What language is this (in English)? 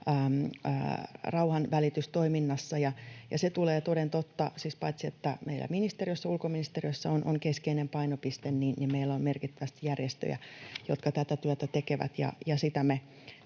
Finnish